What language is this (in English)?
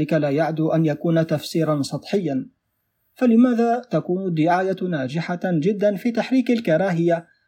Arabic